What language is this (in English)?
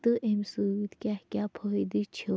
Kashmiri